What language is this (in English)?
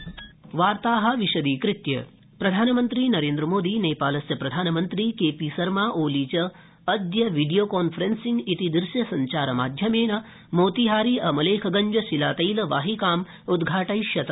Sanskrit